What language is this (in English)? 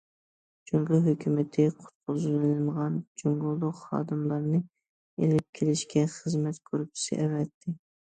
Uyghur